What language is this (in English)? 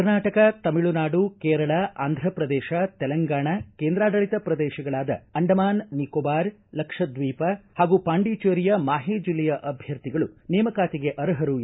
Kannada